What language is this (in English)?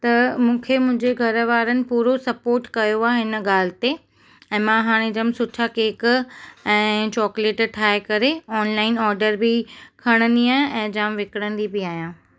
Sindhi